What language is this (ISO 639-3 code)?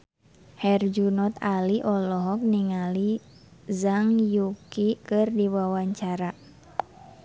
sun